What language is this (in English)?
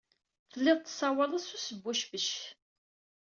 Kabyle